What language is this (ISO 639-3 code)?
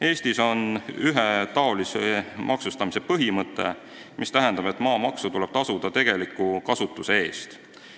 est